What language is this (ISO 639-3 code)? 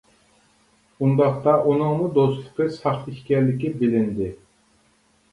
uig